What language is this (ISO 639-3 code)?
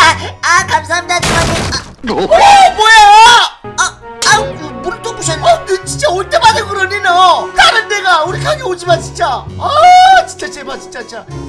kor